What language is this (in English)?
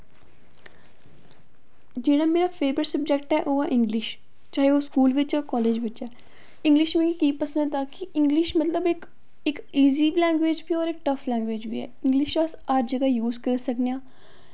Dogri